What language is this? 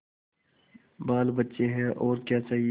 Hindi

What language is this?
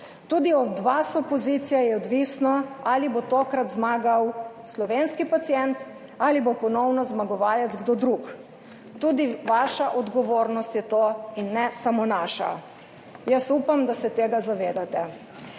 Slovenian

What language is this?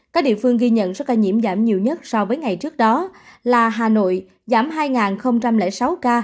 Vietnamese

